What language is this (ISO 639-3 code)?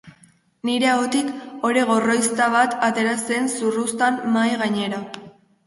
eus